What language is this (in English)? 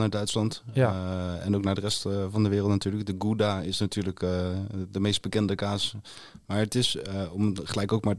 Dutch